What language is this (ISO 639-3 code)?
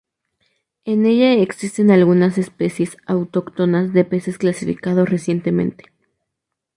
spa